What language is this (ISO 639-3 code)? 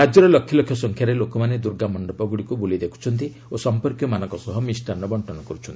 ori